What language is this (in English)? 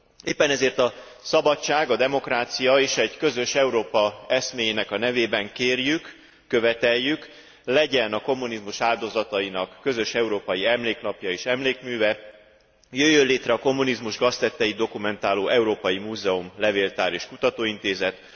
Hungarian